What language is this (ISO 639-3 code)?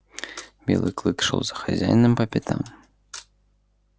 rus